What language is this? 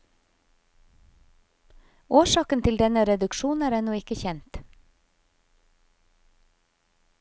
Norwegian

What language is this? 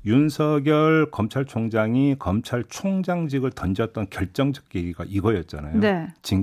Korean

